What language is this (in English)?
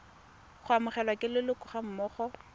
Tswana